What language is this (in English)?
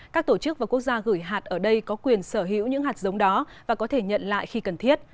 Vietnamese